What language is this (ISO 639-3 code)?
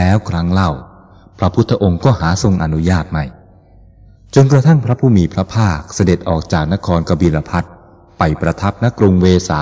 tha